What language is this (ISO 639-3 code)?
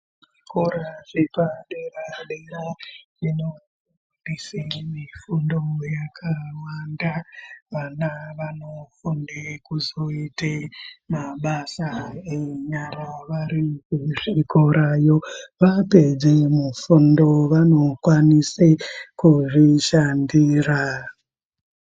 ndc